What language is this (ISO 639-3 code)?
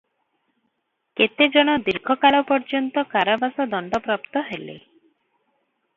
ori